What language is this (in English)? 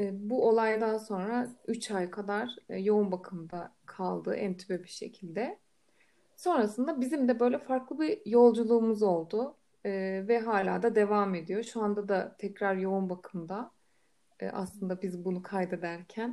Turkish